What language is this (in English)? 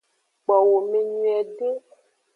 Aja (Benin)